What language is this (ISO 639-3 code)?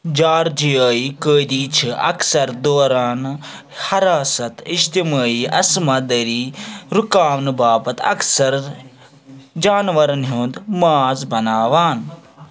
kas